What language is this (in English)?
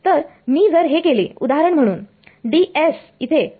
Marathi